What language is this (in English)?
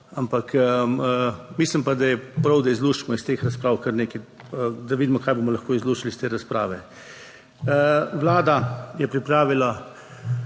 Slovenian